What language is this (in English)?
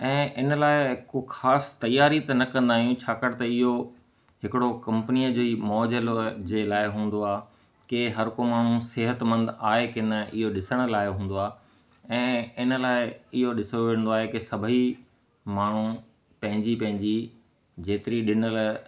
Sindhi